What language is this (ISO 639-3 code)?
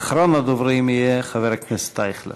heb